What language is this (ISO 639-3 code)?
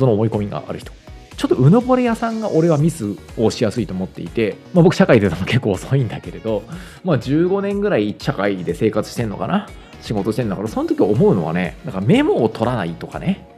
jpn